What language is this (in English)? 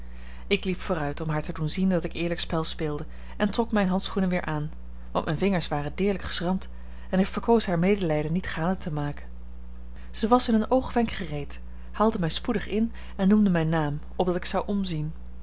Dutch